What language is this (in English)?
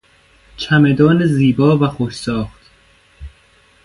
Persian